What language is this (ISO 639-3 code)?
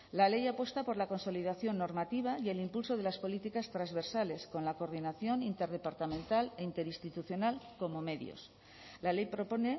spa